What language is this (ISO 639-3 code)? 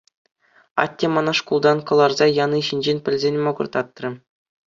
chv